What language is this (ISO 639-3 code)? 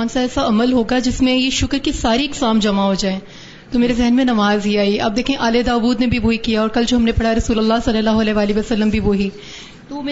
urd